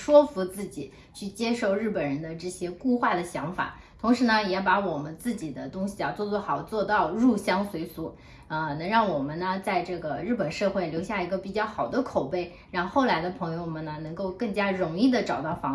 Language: Chinese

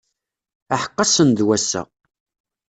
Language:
Kabyle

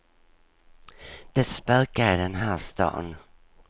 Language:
Swedish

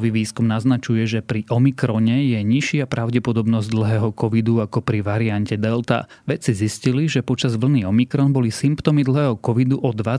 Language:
Slovak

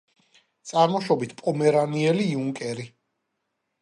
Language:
Georgian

